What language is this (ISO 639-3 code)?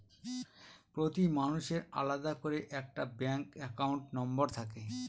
ben